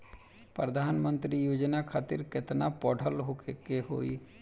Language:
Bhojpuri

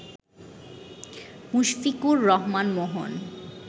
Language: Bangla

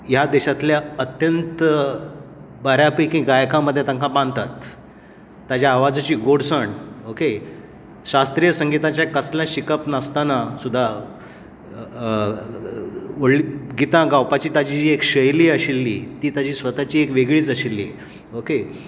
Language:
Konkani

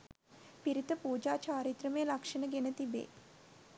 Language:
Sinhala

